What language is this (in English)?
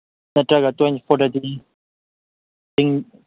Manipuri